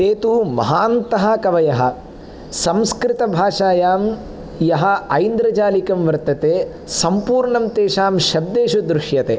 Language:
Sanskrit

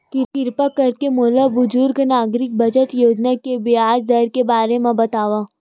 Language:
Chhattisgarhi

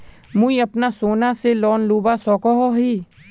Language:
Magahi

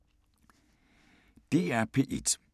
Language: Danish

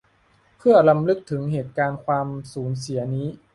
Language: Thai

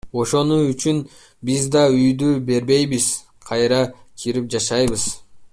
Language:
Kyrgyz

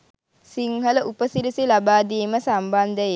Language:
Sinhala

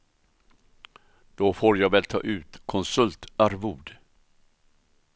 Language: Swedish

